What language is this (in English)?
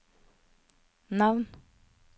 Norwegian